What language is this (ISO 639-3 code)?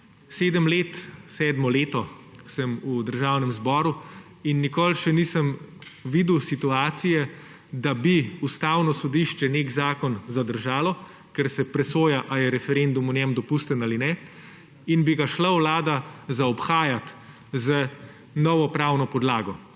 slv